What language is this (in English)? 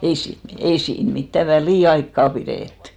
Finnish